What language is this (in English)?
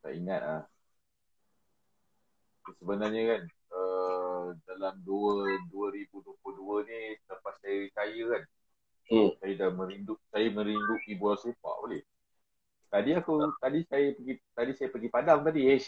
Malay